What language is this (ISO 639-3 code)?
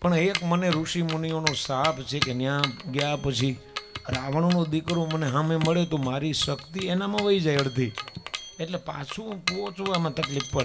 guj